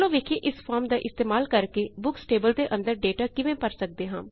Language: Punjabi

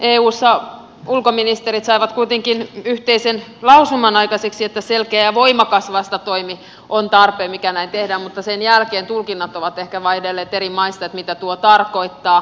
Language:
Finnish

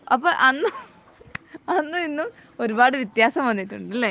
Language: Malayalam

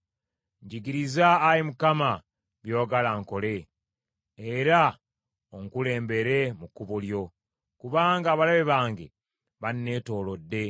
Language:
Ganda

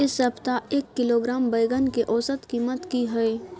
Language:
Maithili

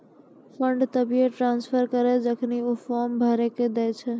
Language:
Maithili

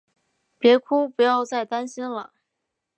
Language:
Chinese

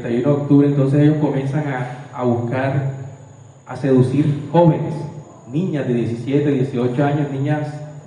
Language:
Spanish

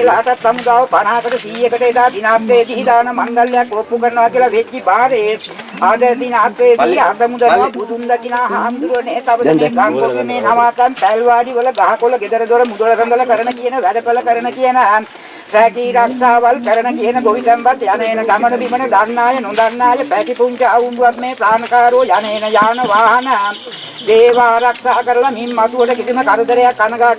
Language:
Sinhala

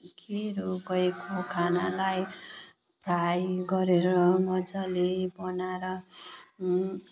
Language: Nepali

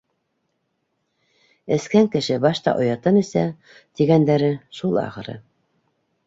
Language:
Bashkir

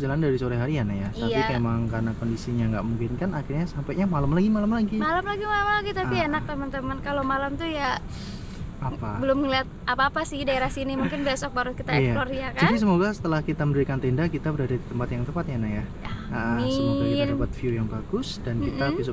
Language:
Indonesian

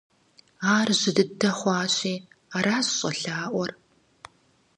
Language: Kabardian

